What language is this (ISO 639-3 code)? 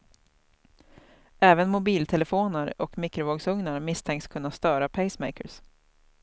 swe